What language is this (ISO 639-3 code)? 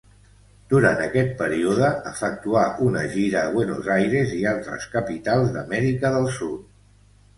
cat